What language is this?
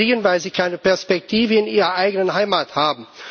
German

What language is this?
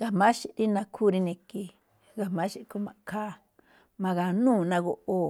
Malinaltepec Me'phaa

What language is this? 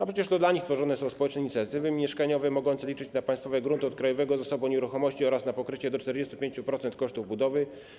Polish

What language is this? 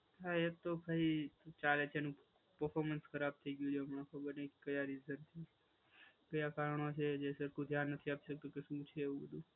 Gujarati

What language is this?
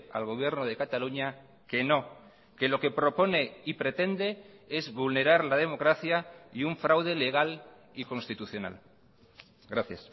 Spanish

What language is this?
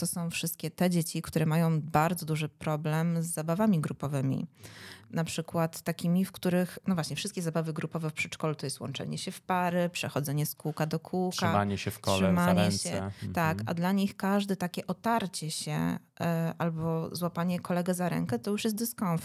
Polish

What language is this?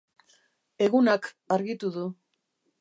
Basque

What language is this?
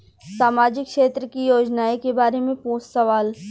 Bhojpuri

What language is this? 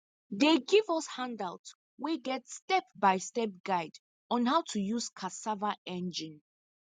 Nigerian Pidgin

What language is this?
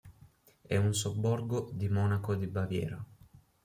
Italian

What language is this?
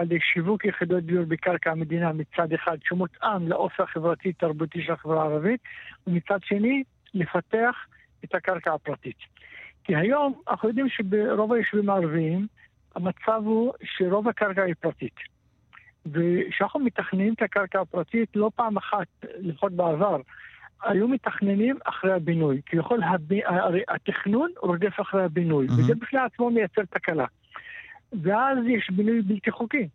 Hebrew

